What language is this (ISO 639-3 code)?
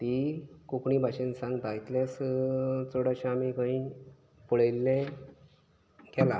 kok